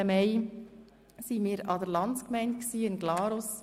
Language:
Swiss German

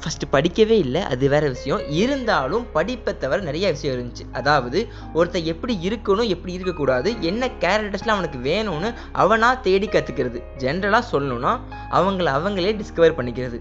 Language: Tamil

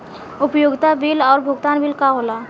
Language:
Bhojpuri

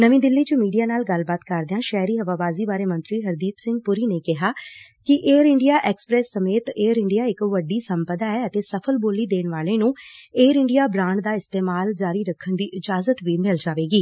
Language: Punjabi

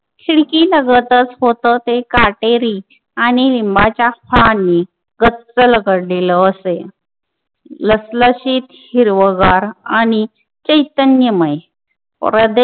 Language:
Marathi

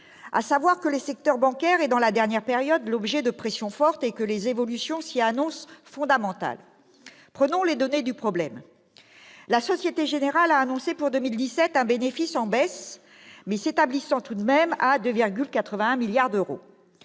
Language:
French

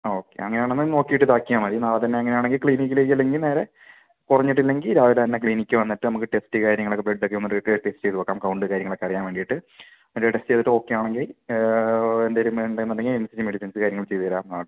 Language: Malayalam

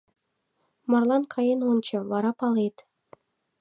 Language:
Mari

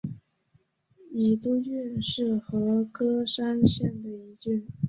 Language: Chinese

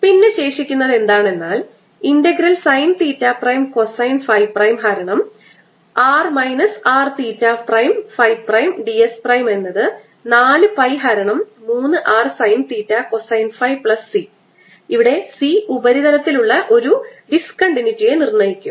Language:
Malayalam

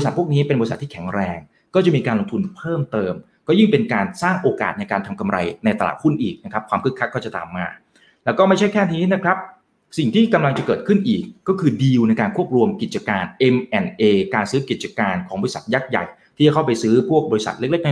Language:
Thai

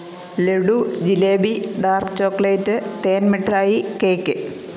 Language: Malayalam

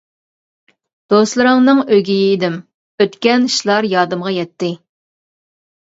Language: Uyghur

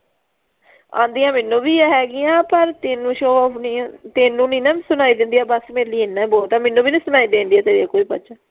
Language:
Punjabi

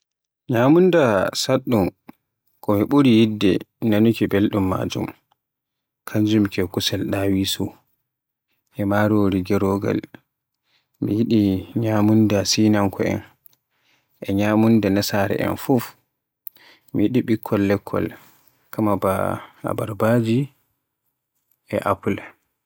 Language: Borgu Fulfulde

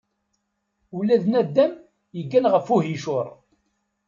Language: Kabyle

